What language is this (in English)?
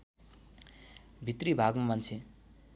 Nepali